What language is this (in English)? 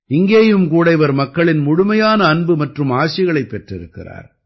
Tamil